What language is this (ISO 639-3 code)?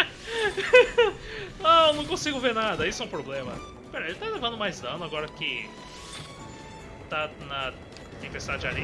por